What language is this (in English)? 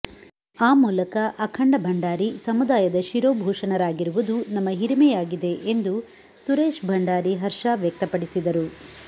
Kannada